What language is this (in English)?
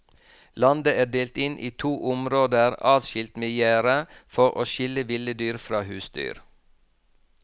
Norwegian